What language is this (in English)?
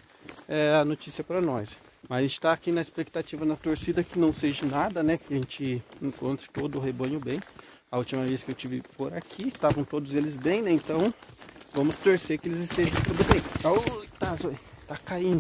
Portuguese